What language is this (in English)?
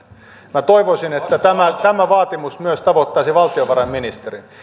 Finnish